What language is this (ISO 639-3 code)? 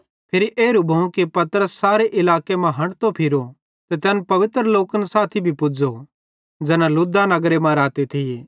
bhd